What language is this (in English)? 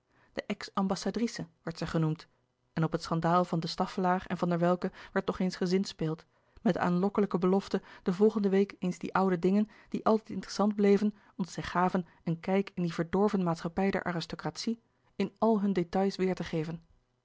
Dutch